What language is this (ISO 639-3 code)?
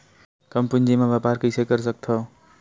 hne